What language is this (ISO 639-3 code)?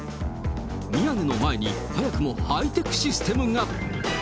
jpn